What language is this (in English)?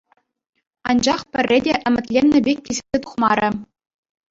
Chuvash